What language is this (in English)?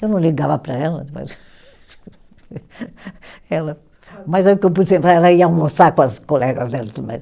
Portuguese